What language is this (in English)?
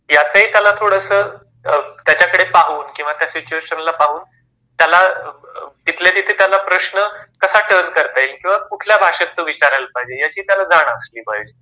Marathi